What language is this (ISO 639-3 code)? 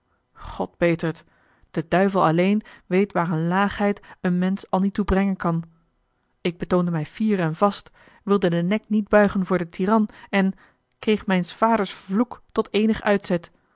nld